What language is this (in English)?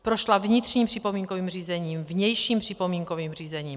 Czech